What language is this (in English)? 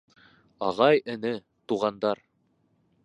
Bashkir